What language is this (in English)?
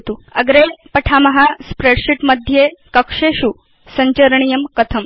Sanskrit